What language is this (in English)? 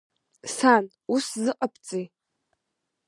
Abkhazian